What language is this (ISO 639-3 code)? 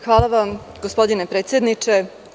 srp